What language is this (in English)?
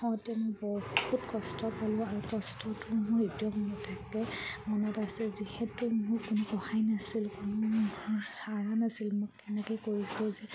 Assamese